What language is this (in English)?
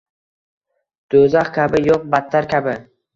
Uzbek